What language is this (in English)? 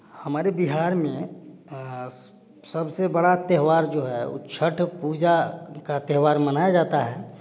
Hindi